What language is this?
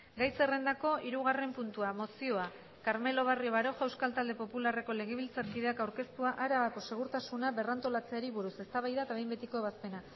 Basque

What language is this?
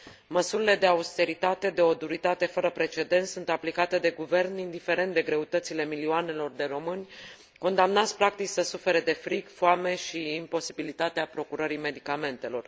Romanian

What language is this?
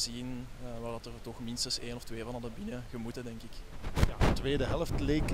Dutch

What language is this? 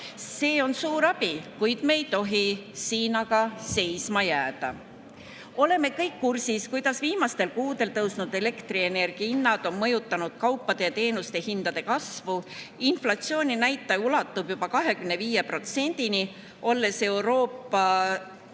Estonian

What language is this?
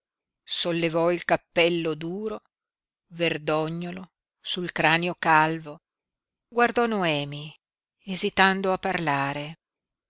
Italian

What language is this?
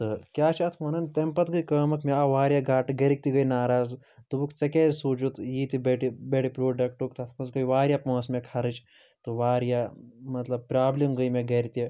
Kashmiri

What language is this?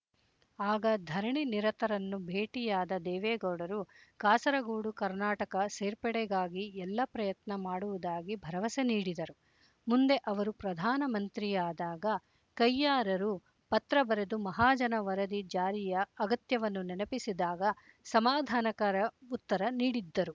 Kannada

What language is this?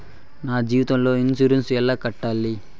Telugu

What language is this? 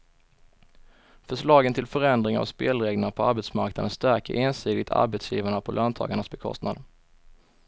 Swedish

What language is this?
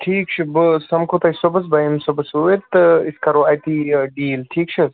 Kashmiri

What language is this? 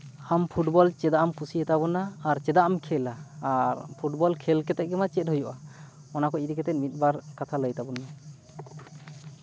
Santali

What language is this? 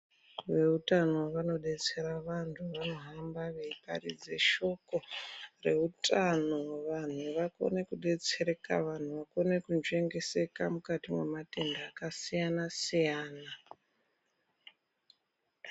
Ndau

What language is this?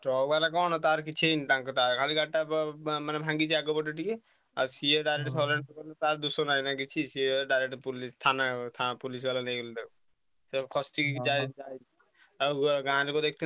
Odia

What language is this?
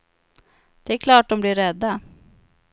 Swedish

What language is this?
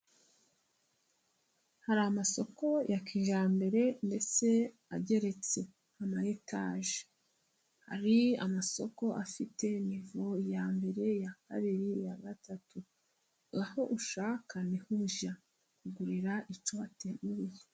Kinyarwanda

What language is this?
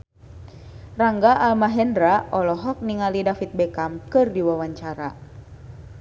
Sundanese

